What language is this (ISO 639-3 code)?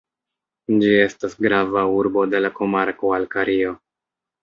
epo